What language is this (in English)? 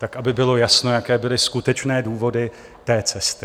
Czech